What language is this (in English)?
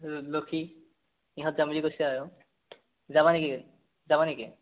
Assamese